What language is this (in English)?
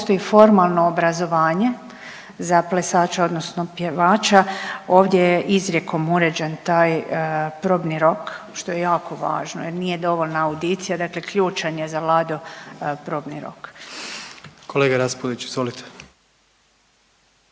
Croatian